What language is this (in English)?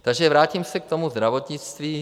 Czech